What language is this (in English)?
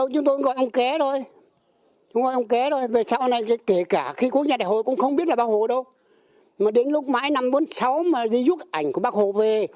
Vietnamese